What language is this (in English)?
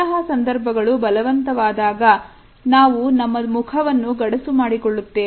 Kannada